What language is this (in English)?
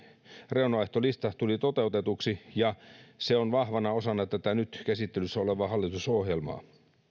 Finnish